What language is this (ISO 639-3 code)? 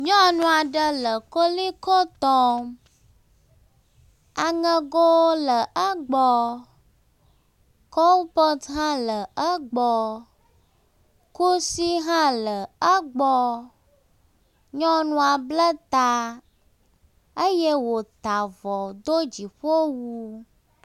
ewe